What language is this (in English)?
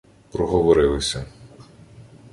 Ukrainian